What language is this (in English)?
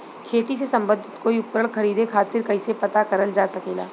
Bhojpuri